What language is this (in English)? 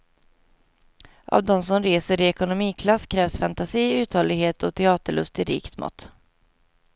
Swedish